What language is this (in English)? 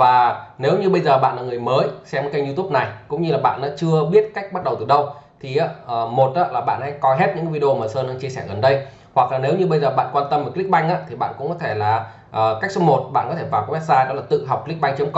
Vietnamese